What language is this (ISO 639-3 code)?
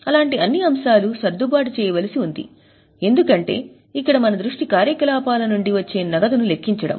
tel